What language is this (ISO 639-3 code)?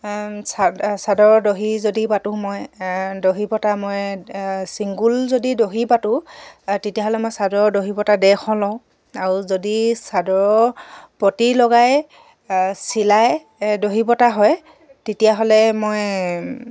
asm